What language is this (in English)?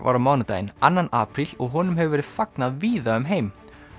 Icelandic